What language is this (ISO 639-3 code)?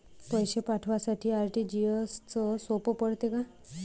mar